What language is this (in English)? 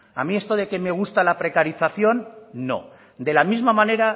Spanish